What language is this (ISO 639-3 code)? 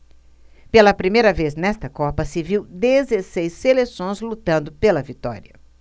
por